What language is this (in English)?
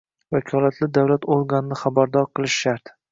Uzbek